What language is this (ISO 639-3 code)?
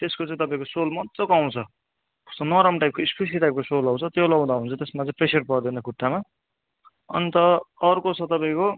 nep